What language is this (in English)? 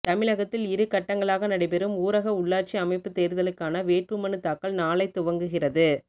Tamil